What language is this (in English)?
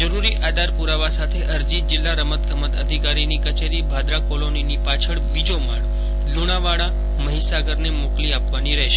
Gujarati